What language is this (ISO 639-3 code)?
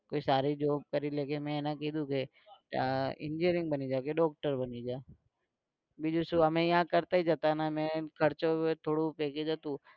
guj